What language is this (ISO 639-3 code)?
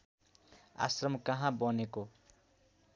nep